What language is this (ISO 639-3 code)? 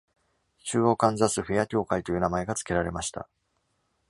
jpn